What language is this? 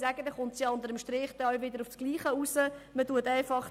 Swiss German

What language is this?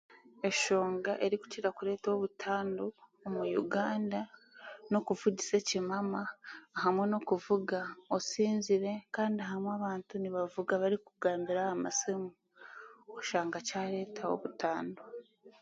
Chiga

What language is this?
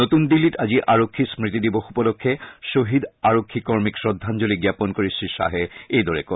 Assamese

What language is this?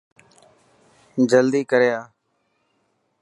Dhatki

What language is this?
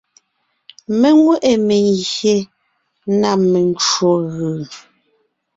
Ngiemboon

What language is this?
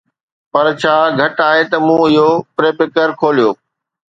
Sindhi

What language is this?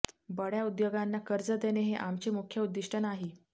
Marathi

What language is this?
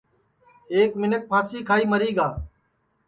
Sansi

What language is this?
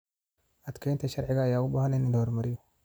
Somali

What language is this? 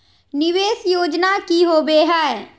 Magahi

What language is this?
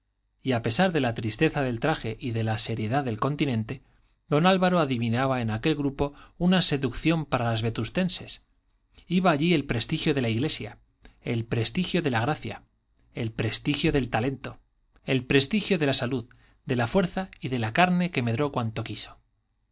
Spanish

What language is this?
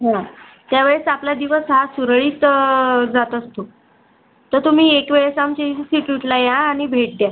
Marathi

